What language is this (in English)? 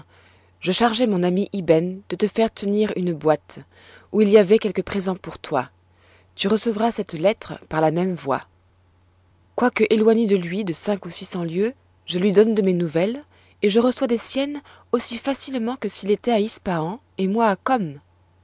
French